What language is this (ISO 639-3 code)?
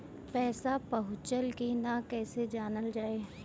bho